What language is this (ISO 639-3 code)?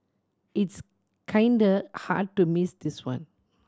eng